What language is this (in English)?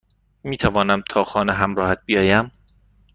Persian